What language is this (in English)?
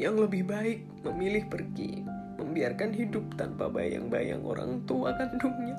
Indonesian